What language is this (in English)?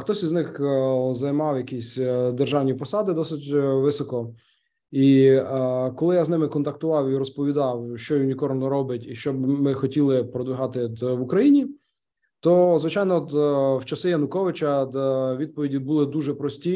Ukrainian